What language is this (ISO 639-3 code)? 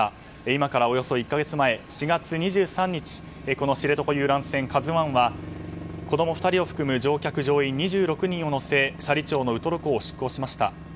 jpn